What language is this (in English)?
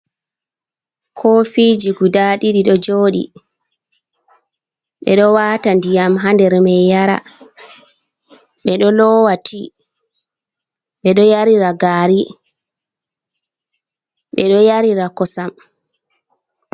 Fula